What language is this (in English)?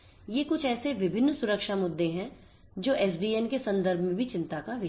Hindi